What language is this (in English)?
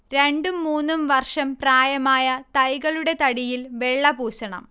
Malayalam